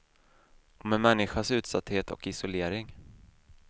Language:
Swedish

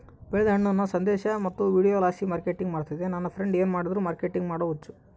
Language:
Kannada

